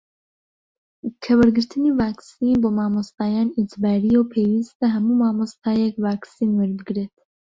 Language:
Central Kurdish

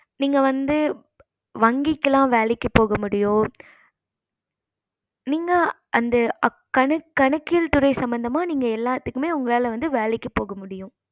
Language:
Tamil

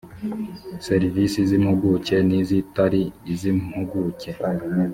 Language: Kinyarwanda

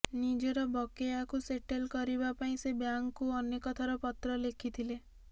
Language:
Odia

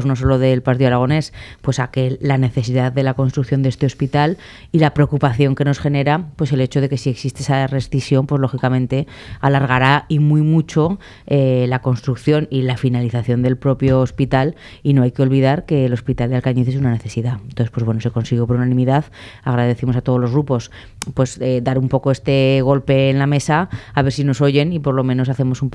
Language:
Spanish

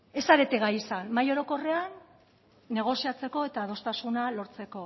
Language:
Basque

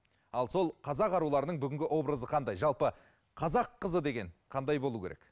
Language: Kazakh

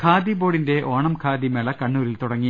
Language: Malayalam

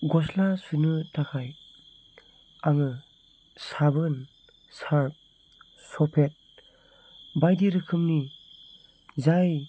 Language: Bodo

